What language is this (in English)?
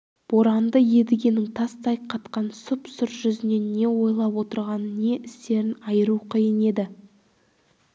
Kazakh